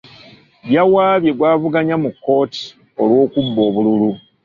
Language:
Ganda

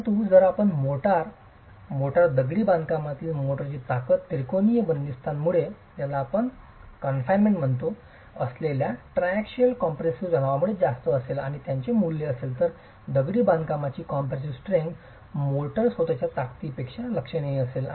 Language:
Marathi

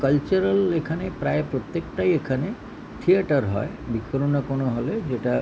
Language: Bangla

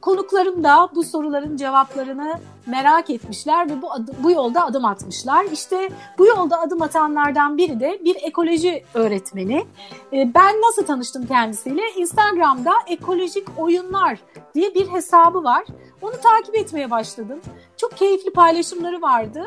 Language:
Turkish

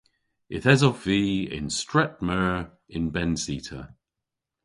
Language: Cornish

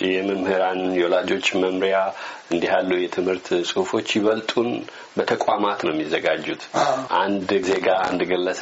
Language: Amharic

